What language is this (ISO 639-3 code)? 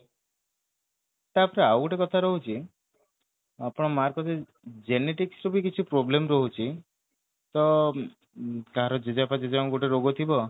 ori